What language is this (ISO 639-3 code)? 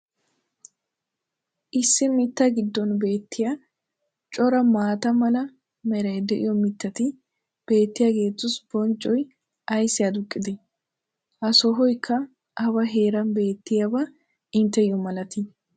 wal